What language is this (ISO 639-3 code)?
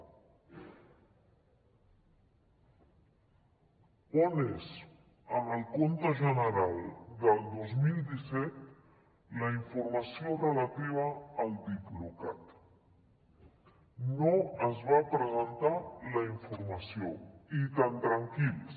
cat